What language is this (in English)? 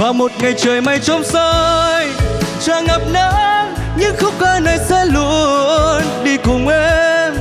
Vietnamese